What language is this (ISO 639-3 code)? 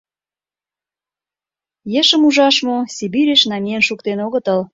chm